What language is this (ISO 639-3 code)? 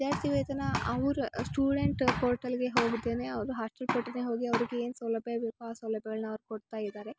kan